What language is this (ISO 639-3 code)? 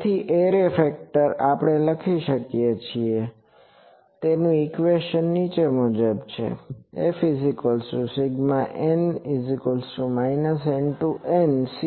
guj